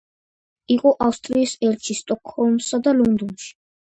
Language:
Georgian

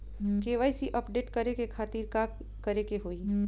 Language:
Bhojpuri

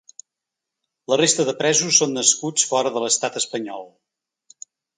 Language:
Catalan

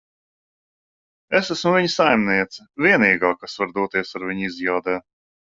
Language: Latvian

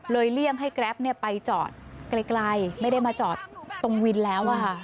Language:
Thai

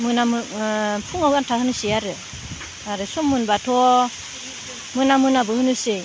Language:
Bodo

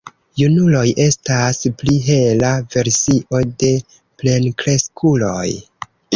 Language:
Esperanto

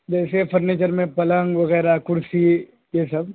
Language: Urdu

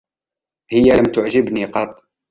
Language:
Arabic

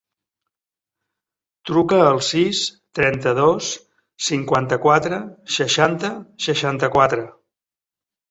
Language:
Catalan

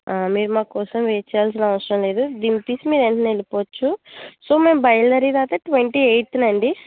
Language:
Telugu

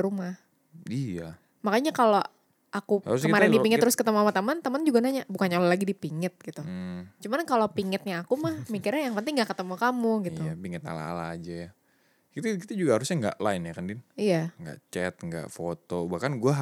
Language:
Indonesian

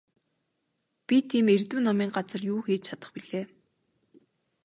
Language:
Mongolian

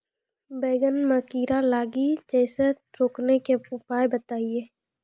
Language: Maithili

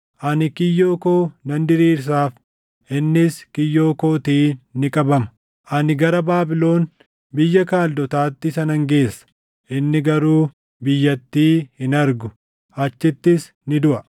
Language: Oromo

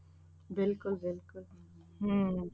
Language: Punjabi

